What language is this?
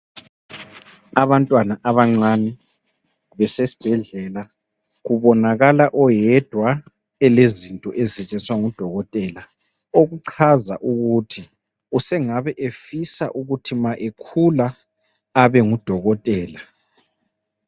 North Ndebele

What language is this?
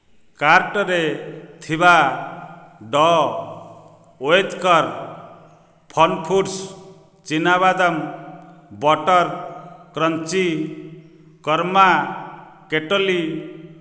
Odia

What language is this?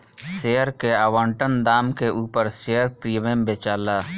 Bhojpuri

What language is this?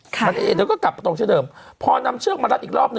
Thai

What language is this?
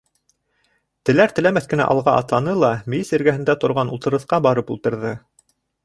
Bashkir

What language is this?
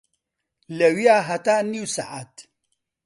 Central Kurdish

